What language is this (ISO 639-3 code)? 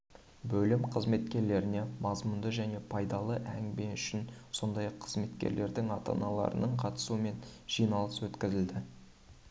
kaz